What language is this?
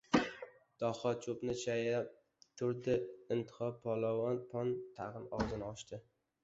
Uzbek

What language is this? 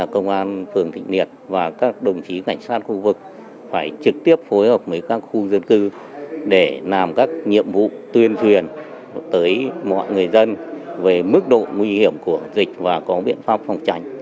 Vietnamese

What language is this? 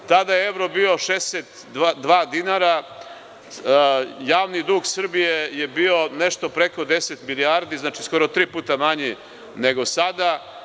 Serbian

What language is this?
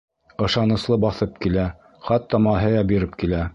Bashkir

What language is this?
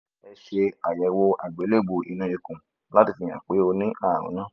Yoruba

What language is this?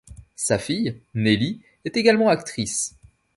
French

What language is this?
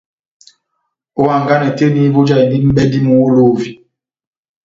Batanga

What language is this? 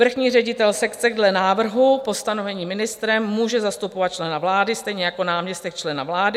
Czech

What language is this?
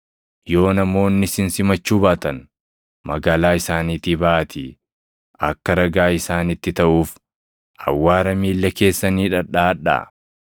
Oromo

